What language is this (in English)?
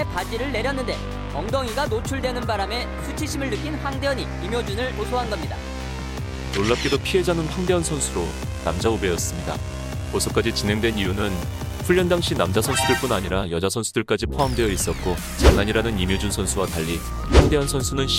Korean